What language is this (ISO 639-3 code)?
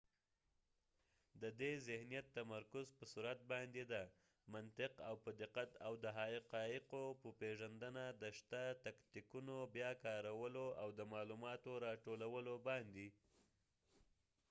pus